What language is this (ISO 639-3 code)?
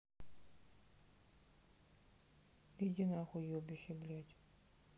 rus